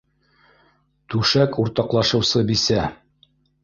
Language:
Bashkir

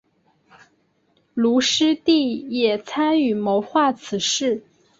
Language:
Chinese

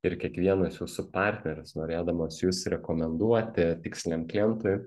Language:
Lithuanian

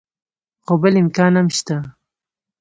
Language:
Pashto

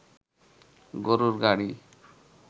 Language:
Bangla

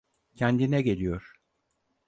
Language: Turkish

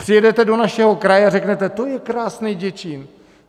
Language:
Czech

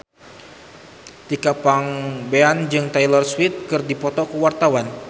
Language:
Sundanese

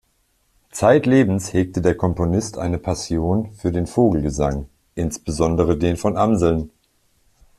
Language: German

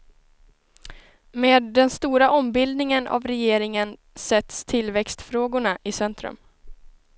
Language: Swedish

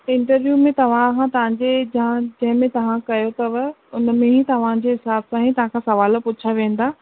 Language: Sindhi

